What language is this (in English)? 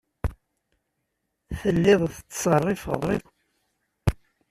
Kabyle